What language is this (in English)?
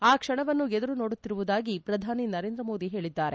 Kannada